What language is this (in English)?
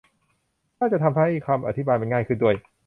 Thai